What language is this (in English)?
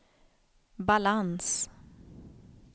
Swedish